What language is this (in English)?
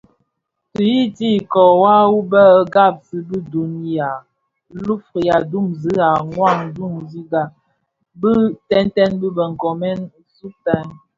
Bafia